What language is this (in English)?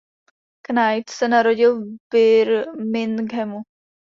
Czech